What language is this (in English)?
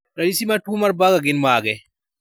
Luo (Kenya and Tanzania)